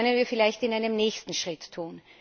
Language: German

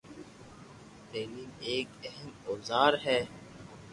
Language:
Loarki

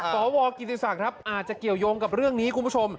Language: Thai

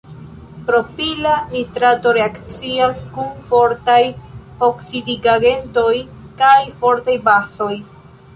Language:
Esperanto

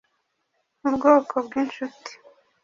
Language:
Kinyarwanda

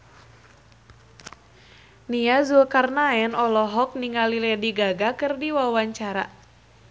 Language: Sundanese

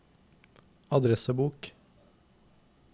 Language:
Norwegian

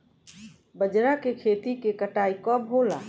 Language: Bhojpuri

